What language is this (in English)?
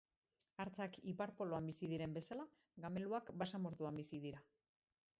Basque